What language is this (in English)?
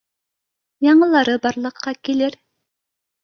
Bashkir